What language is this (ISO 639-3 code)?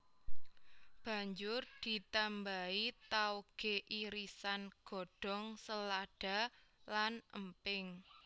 jav